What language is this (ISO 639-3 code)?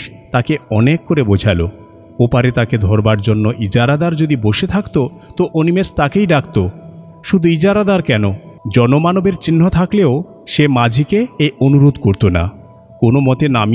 ben